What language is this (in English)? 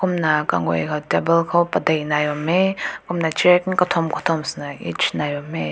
Rongmei Naga